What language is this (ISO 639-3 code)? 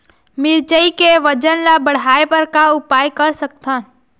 hne